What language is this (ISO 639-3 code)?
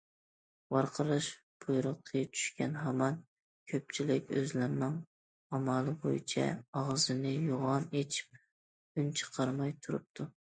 uig